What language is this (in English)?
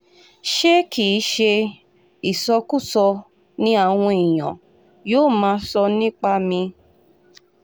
Yoruba